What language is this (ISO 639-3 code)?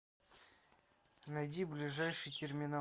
rus